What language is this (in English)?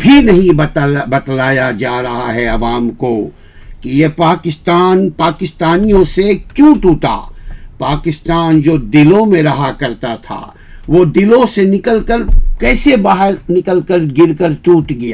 Urdu